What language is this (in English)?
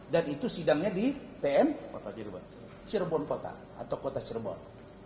Indonesian